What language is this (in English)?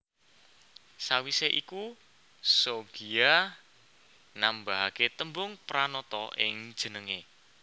Javanese